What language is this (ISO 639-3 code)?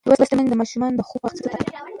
pus